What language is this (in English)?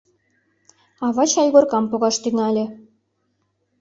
Mari